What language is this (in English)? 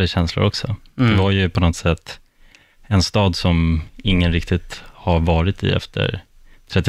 Swedish